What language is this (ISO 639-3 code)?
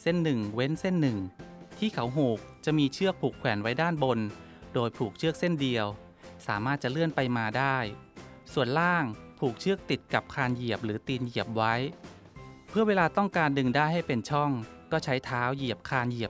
tha